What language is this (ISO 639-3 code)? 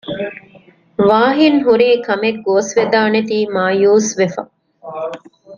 div